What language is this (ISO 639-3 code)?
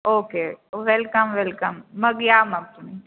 mar